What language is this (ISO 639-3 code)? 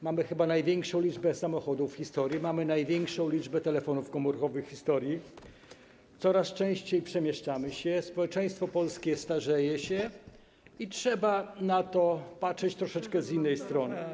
pol